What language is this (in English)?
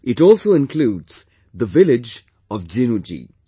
English